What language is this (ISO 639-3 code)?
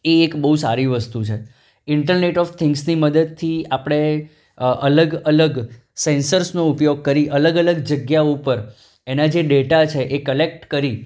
guj